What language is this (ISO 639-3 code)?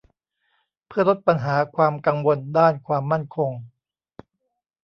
tha